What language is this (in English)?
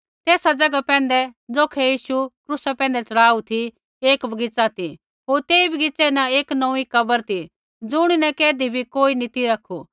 Kullu Pahari